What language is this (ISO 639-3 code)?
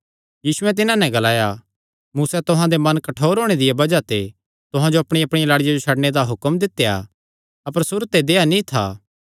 xnr